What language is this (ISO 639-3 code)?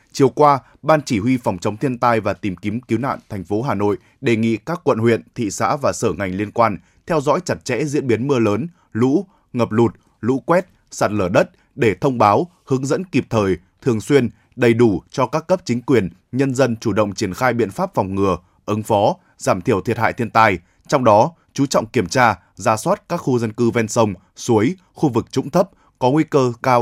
vie